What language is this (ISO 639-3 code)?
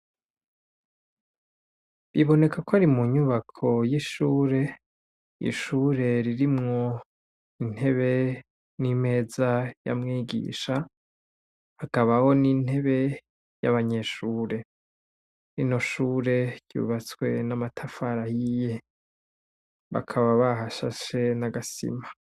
run